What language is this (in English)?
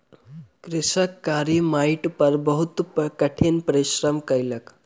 Maithili